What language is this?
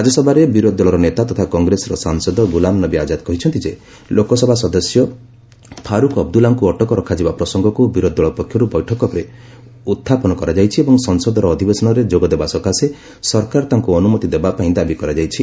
Odia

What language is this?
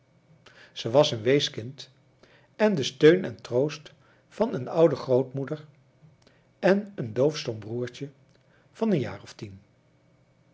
Dutch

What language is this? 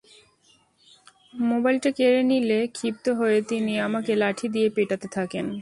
Bangla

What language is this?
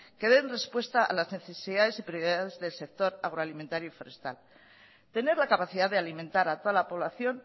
Spanish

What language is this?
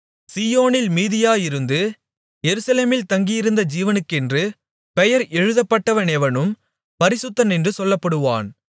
Tamil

